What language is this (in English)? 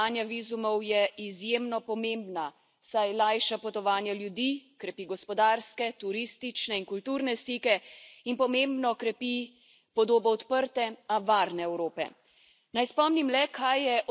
Slovenian